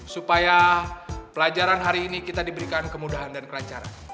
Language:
Indonesian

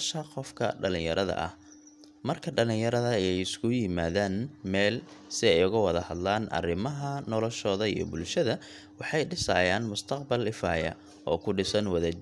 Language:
Somali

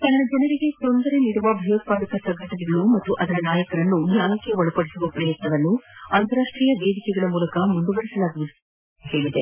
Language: Kannada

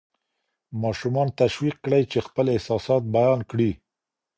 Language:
Pashto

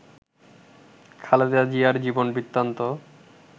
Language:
Bangla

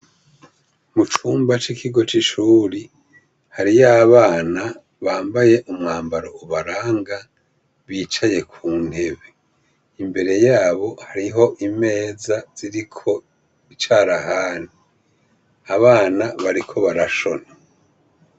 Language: Rundi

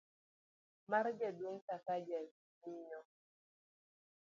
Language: Luo (Kenya and Tanzania)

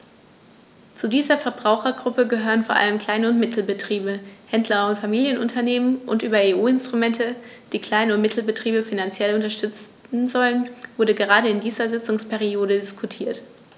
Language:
German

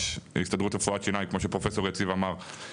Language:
Hebrew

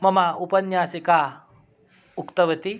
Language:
Sanskrit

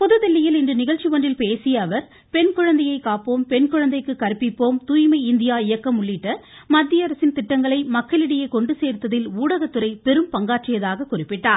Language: Tamil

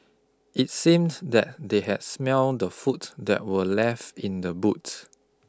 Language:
English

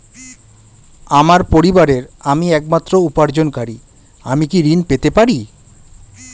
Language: Bangla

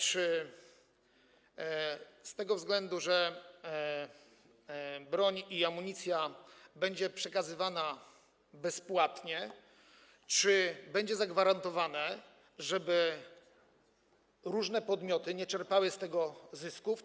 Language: Polish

